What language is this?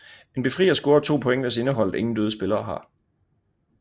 Danish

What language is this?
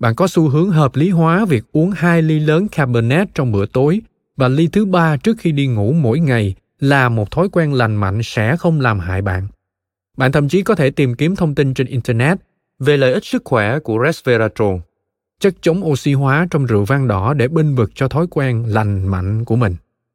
Vietnamese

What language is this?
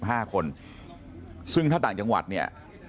Thai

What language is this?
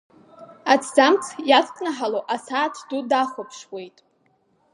Abkhazian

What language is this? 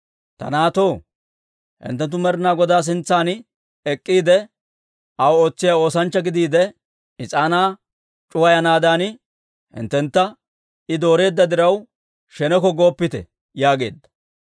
Dawro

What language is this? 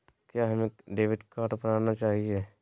Magahi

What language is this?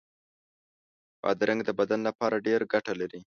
Pashto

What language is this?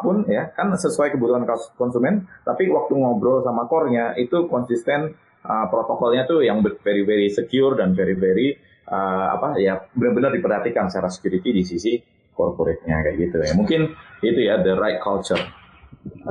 Indonesian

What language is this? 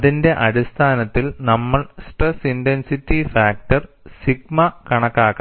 Malayalam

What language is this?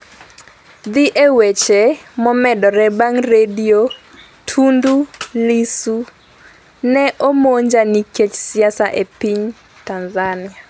Luo (Kenya and Tanzania)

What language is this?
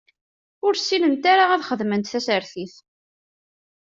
Kabyle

